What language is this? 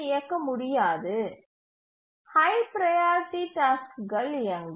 Tamil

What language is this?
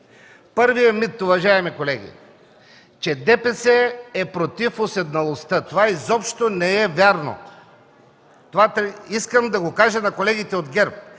Bulgarian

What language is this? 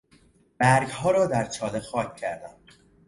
Persian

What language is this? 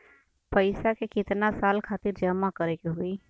Bhojpuri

